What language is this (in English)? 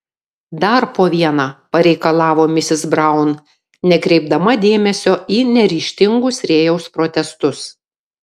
Lithuanian